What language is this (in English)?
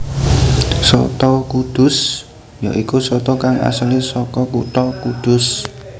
Javanese